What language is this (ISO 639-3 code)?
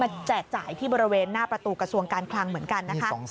tha